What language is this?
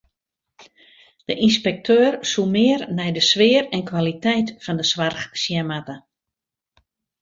Western Frisian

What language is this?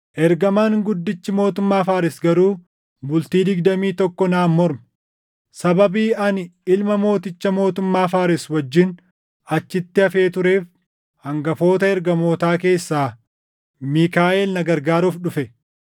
Oromo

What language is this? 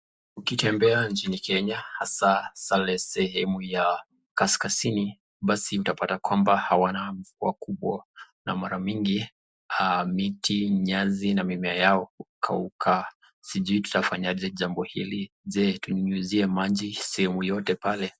Swahili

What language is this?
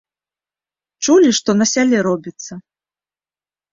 Belarusian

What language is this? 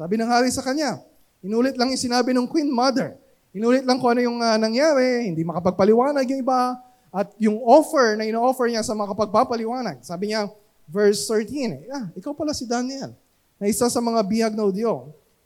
Filipino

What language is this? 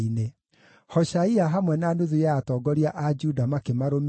Kikuyu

